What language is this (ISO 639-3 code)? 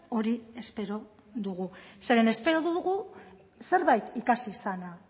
eus